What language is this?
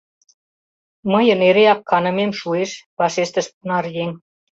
Mari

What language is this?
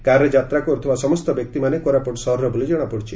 Odia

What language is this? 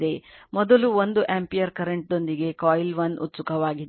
Kannada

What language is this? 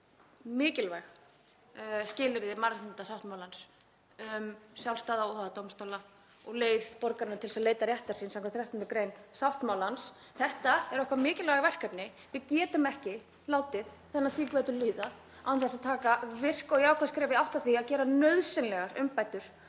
Icelandic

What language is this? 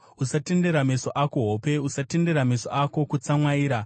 Shona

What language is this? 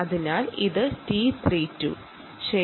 Malayalam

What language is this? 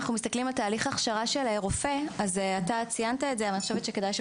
Hebrew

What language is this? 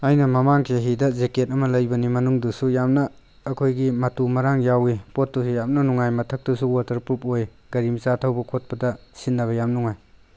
Manipuri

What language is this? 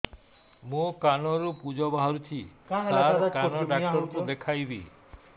Odia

